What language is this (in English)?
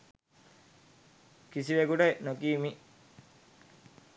Sinhala